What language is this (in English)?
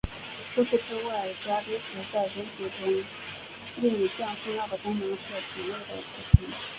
Chinese